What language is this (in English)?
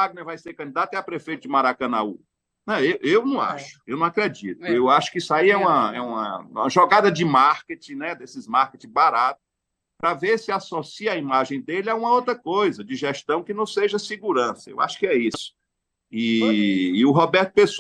Portuguese